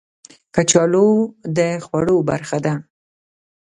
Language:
Pashto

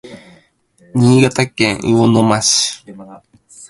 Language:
Japanese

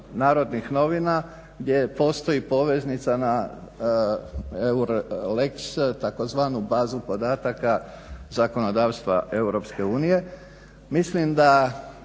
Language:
Croatian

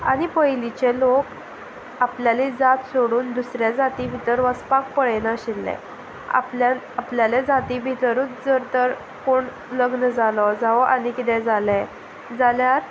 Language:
Konkani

